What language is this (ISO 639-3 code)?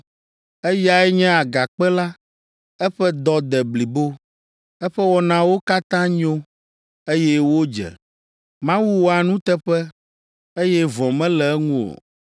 ewe